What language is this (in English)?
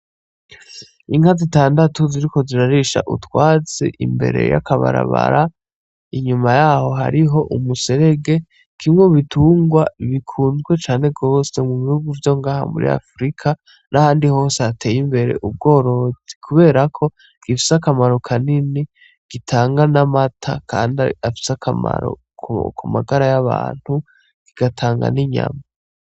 Rundi